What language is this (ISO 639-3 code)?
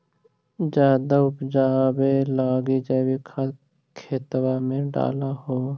mag